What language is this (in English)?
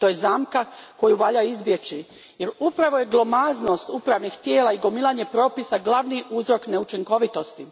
Croatian